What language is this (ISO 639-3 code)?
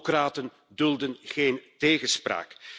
nld